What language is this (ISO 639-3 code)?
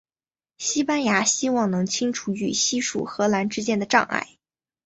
zho